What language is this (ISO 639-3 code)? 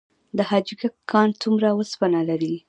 pus